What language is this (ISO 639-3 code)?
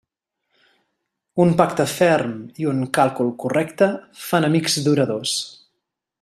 cat